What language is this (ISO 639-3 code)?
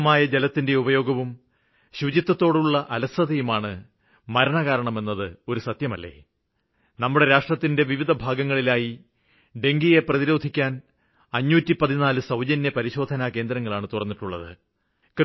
mal